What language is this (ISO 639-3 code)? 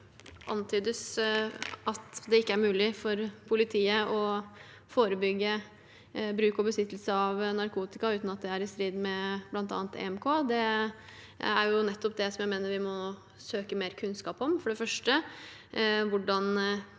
nor